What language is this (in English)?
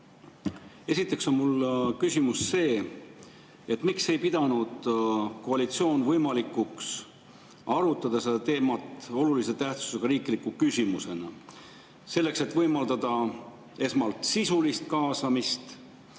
Estonian